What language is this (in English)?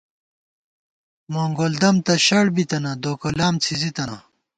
Gawar-Bati